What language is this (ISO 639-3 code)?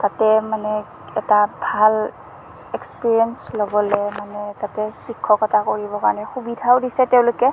asm